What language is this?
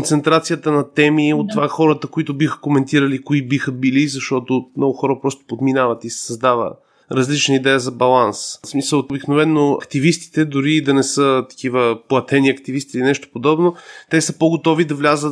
Bulgarian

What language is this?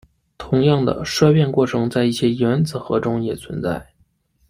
Chinese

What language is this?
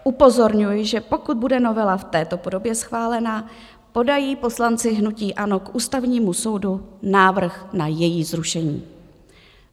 Czech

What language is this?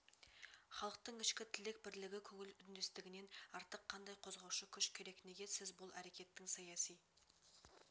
Kazakh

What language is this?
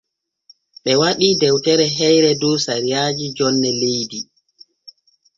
Borgu Fulfulde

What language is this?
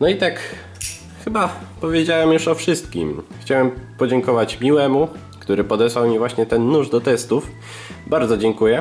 Polish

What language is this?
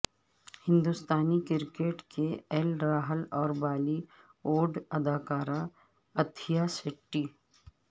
Urdu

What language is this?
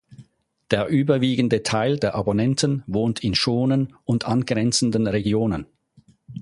German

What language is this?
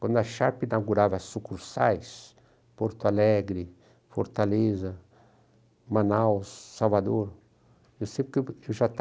Portuguese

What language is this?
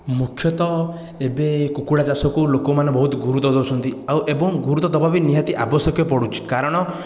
Odia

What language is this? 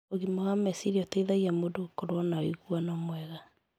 Kikuyu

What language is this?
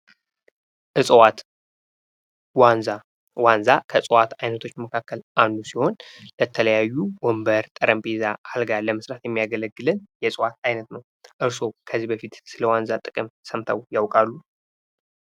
Amharic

